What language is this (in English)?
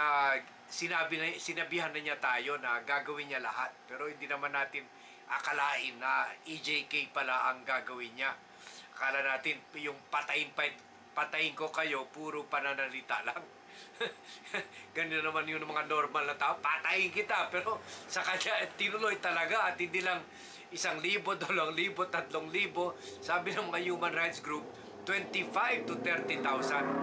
Filipino